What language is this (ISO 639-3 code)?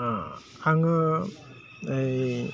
brx